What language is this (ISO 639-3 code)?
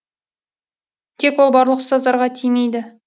kaz